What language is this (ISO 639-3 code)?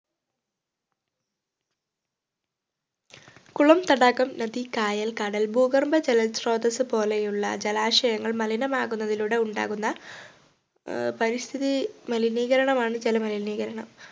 mal